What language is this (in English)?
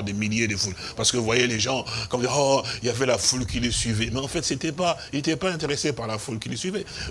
French